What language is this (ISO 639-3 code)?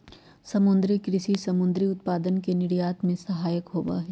mag